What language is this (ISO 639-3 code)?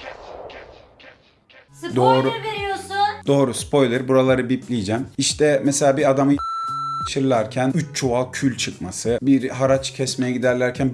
tur